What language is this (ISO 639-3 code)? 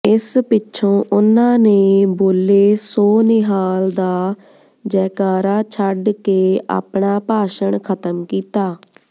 pan